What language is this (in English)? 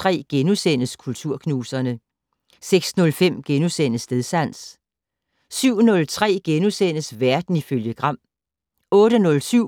Danish